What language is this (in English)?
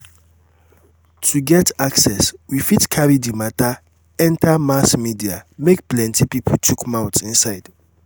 Nigerian Pidgin